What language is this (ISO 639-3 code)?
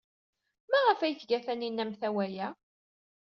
kab